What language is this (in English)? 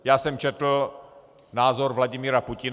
Czech